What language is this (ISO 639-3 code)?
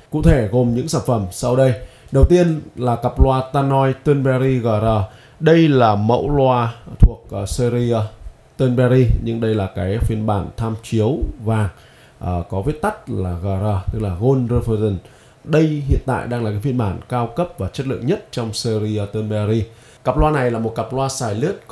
vie